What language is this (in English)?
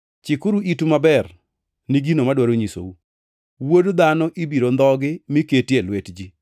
Luo (Kenya and Tanzania)